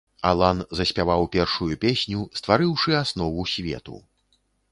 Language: Belarusian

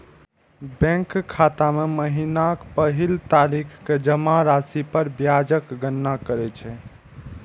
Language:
Maithili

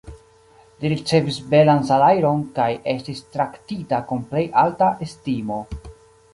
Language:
Esperanto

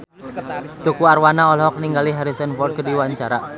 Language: Sundanese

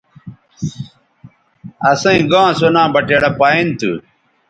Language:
Bateri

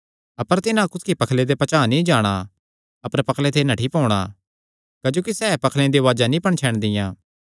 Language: Kangri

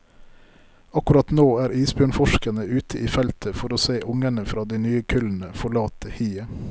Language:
Norwegian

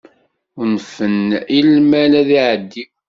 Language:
Kabyle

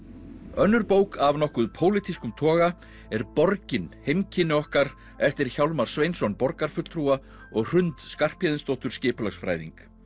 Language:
Icelandic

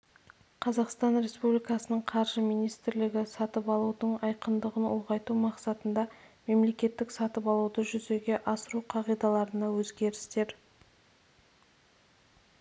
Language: Kazakh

